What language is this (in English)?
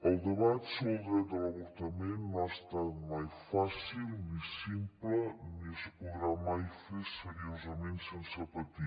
Catalan